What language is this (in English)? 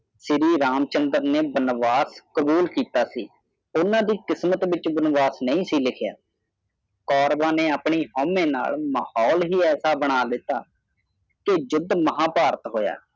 Punjabi